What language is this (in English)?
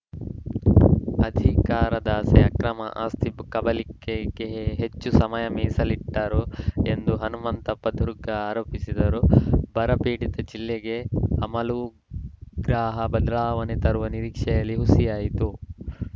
Kannada